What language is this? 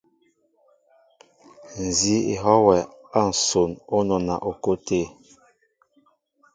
Mbo (Cameroon)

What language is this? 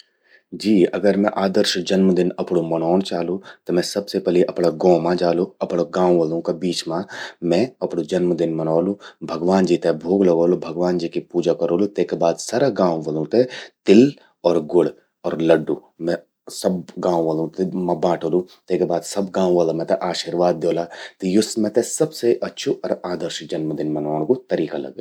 Garhwali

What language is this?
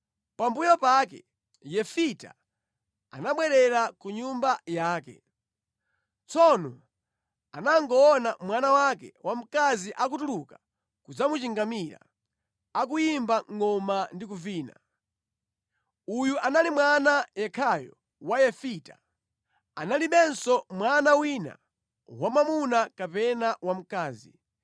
Nyanja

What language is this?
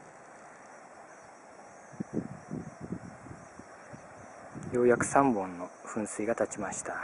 Japanese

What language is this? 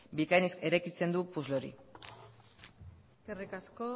Basque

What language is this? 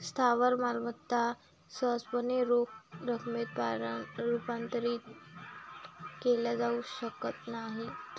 Marathi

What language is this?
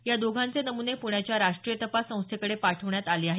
Marathi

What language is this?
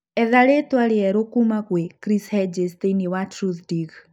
Kikuyu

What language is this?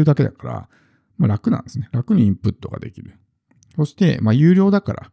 Japanese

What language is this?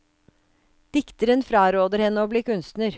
Norwegian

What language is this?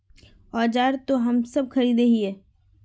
Magahi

